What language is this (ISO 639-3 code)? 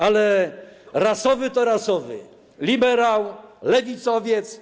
pol